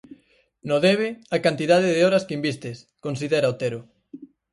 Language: Galician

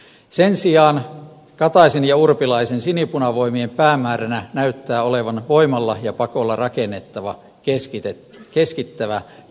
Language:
Finnish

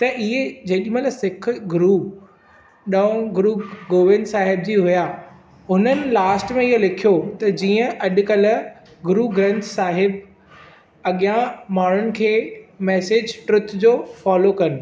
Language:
Sindhi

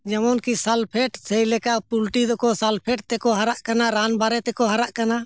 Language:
Santali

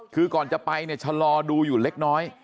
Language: Thai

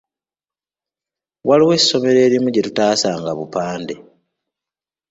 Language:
Ganda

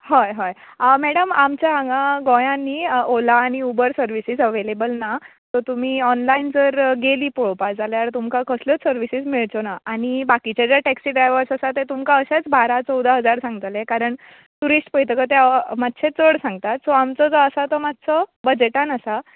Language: Konkani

